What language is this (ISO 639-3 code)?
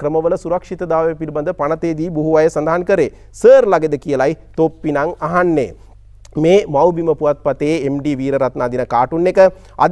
ind